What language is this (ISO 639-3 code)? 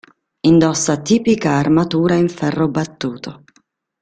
ita